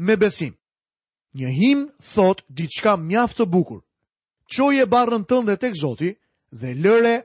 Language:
Dutch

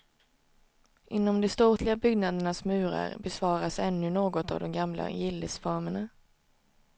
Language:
Swedish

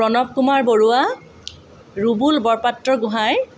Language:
Assamese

